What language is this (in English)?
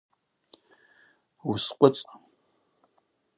Abaza